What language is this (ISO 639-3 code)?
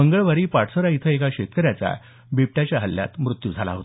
mar